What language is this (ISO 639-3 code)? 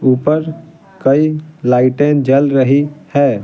hin